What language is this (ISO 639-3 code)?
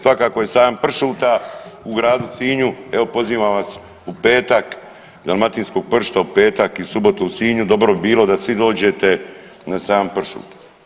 hrv